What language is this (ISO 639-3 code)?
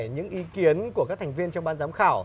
vie